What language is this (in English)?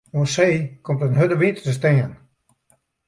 Western Frisian